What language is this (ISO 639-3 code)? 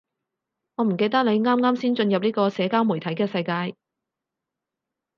yue